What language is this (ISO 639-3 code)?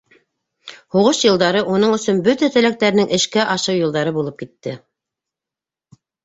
bak